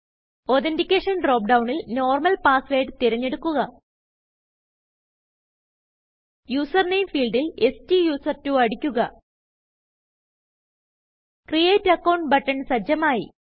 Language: Malayalam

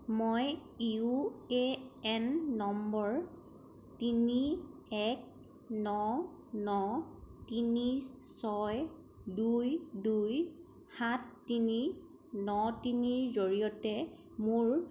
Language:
Assamese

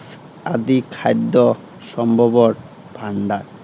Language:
Assamese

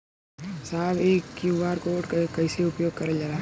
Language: Bhojpuri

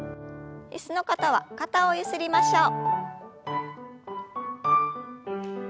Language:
Japanese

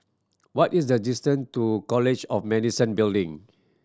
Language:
English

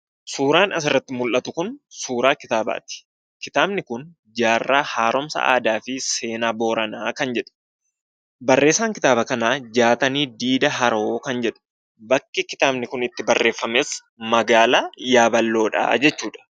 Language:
Oromo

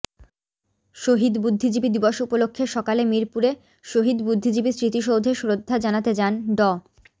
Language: Bangla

